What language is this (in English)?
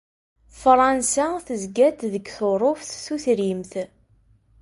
Kabyle